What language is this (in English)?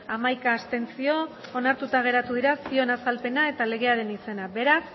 Basque